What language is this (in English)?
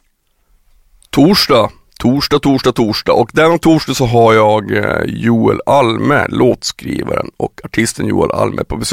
Swedish